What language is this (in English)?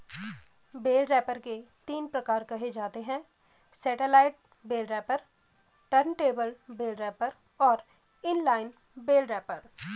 Hindi